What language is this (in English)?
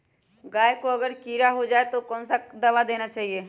Magahi